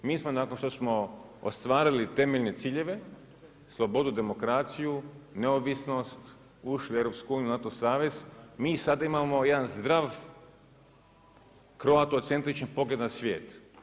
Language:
Croatian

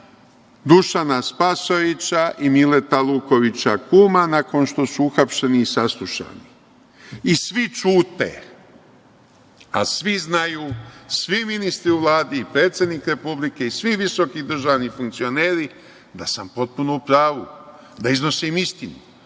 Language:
Serbian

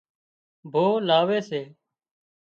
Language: Wadiyara Koli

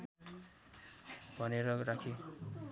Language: Nepali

